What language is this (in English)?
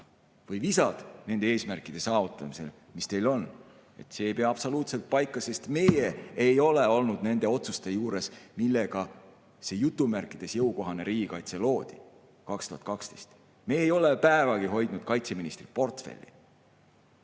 Estonian